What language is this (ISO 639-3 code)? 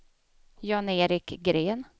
swe